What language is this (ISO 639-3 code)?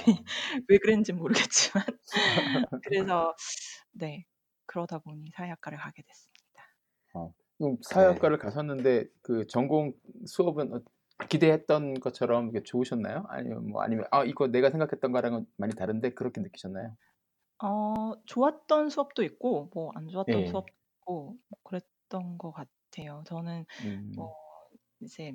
kor